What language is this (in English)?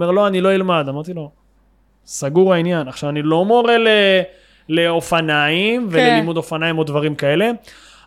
Hebrew